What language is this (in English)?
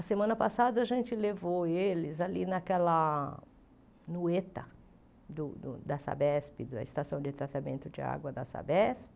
Portuguese